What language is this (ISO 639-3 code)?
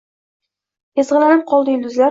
uzb